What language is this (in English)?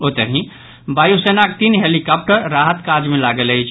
Maithili